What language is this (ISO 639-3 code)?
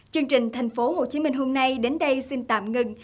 vie